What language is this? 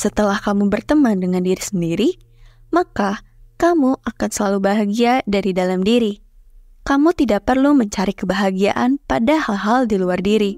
Indonesian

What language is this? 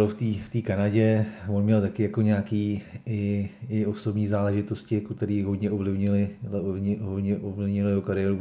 Czech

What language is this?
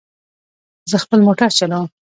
Pashto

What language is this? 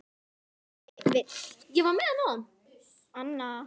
Icelandic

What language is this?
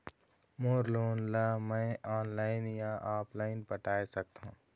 Chhattisgarhi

